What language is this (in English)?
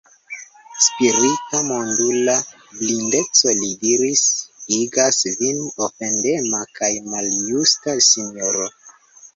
Esperanto